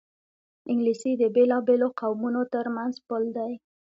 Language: Pashto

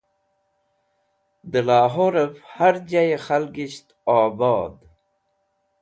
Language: Wakhi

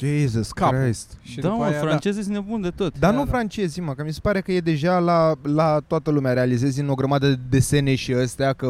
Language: Romanian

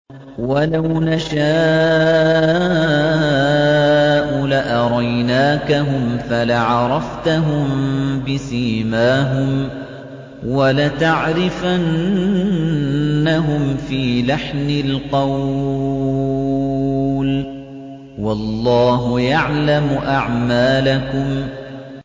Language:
Arabic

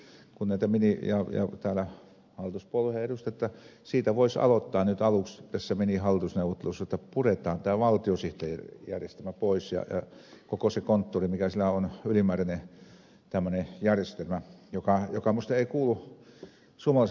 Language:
Finnish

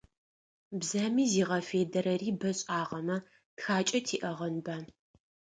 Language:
Adyghe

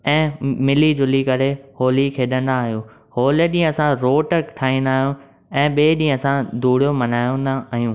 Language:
Sindhi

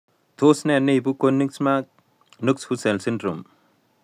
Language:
Kalenjin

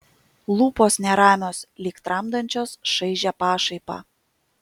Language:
Lithuanian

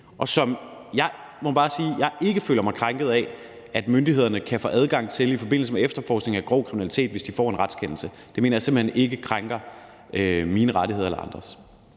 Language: Danish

